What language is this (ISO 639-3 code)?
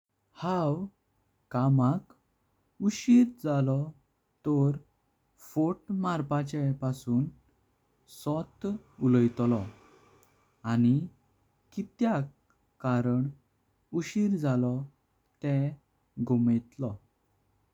kok